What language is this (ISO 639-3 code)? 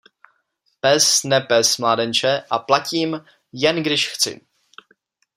ces